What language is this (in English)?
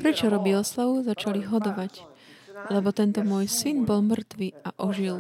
Slovak